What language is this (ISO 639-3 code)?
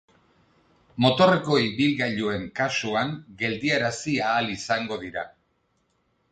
eus